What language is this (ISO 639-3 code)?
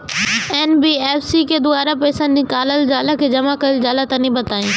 bho